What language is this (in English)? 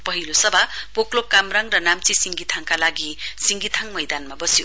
Nepali